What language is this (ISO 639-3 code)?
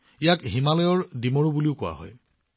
asm